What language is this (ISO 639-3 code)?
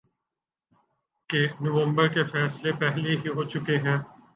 urd